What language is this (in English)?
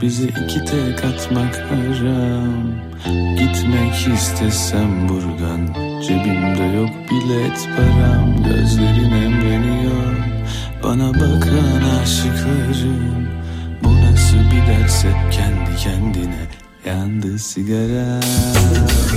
Turkish